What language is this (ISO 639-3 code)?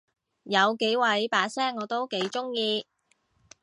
yue